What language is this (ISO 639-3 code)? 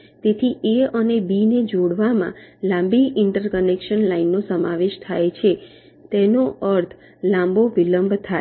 guj